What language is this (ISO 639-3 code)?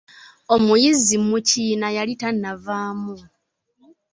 lug